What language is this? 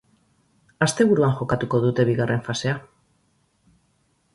Basque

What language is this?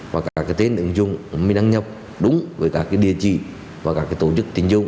Vietnamese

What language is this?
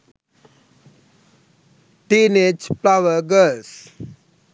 Sinhala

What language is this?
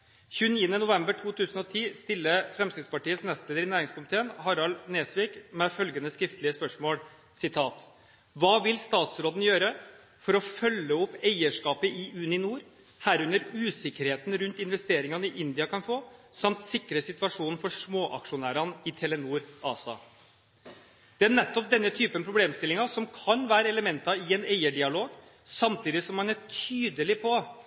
Norwegian Bokmål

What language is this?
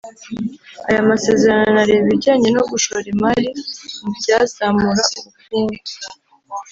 Kinyarwanda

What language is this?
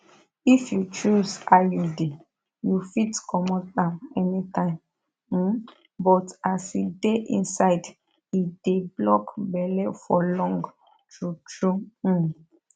Nigerian Pidgin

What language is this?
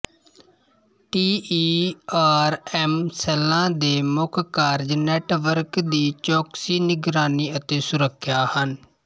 Punjabi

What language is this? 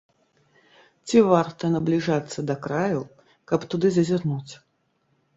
Belarusian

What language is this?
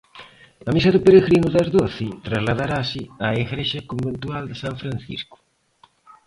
Galician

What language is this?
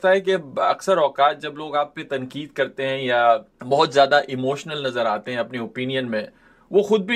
Urdu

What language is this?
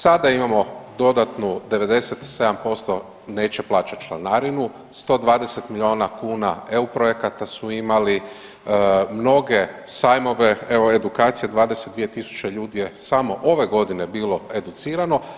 Croatian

